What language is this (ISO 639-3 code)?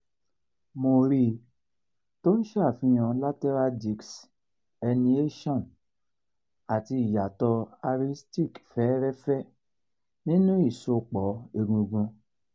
yor